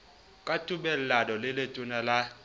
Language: Southern Sotho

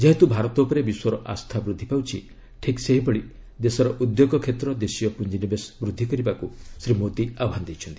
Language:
Odia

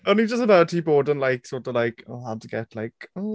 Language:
Welsh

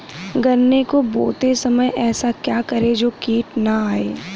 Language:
Hindi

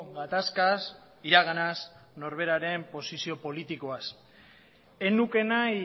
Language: Basque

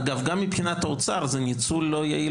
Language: Hebrew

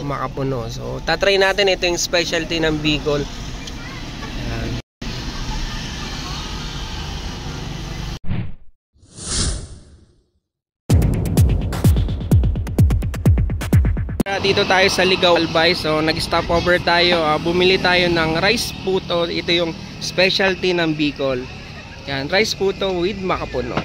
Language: Filipino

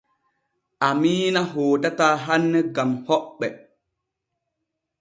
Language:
Borgu Fulfulde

